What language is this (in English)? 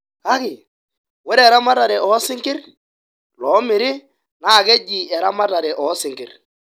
Masai